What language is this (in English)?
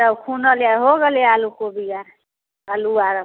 Maithili